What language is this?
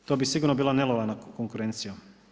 Croatian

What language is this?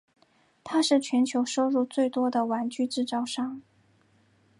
Chinese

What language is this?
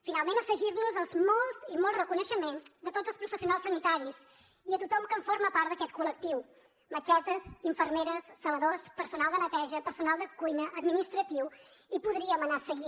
Catalan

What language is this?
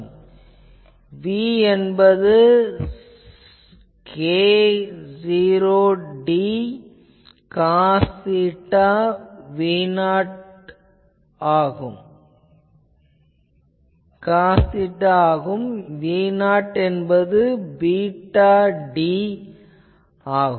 Tamil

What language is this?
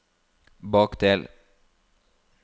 Norwegian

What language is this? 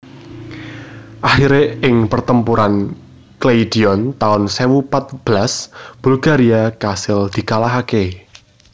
Javanese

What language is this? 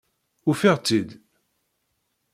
Kabyle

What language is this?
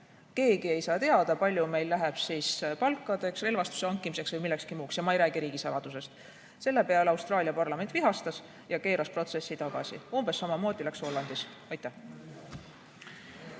Estonian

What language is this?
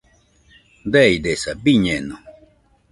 Nüpode Huitoto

